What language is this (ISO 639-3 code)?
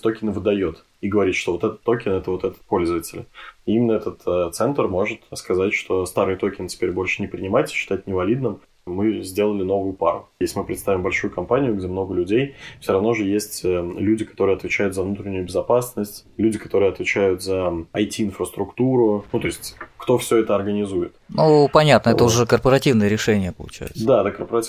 rus